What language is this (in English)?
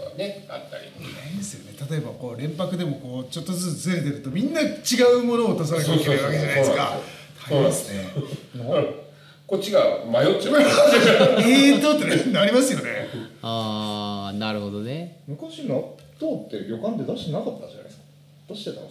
Japanese